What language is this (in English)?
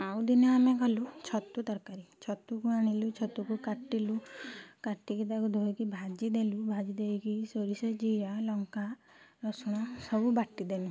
Odia